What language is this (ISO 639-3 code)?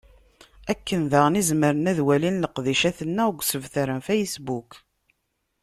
kab